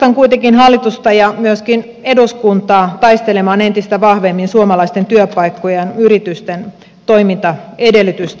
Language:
Finnish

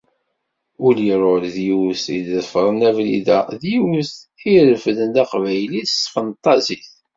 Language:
Kabyle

